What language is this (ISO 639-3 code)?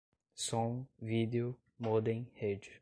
por